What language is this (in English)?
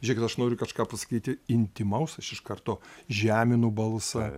Lithuanian